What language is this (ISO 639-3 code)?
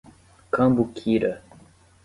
por